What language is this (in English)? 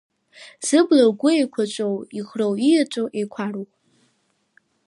Abkhazian